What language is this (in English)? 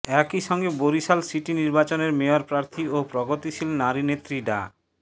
Bangla